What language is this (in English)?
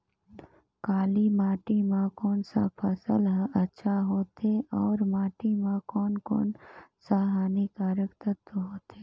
Chhattisgarhi